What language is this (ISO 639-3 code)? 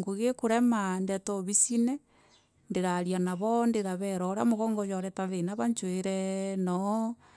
mer